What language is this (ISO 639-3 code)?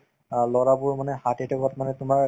asm